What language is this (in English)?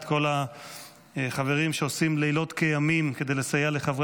Hebrew